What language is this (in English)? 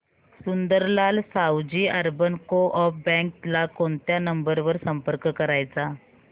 Marathi